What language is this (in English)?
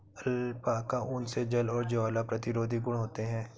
Hindi